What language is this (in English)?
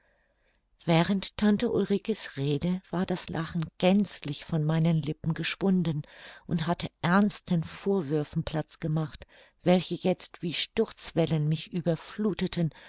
German